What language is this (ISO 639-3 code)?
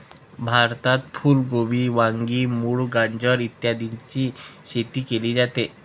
mar